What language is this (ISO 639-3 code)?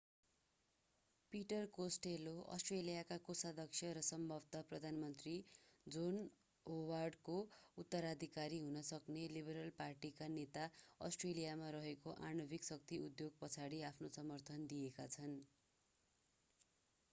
nep